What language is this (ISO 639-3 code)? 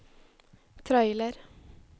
nor